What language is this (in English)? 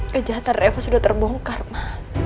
Indonesian